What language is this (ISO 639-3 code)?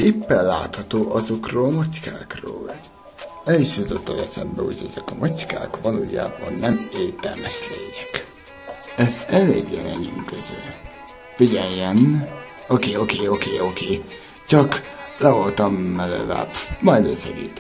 hun